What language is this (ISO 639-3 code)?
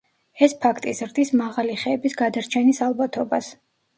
kat